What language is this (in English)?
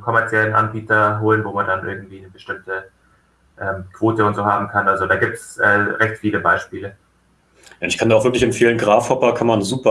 German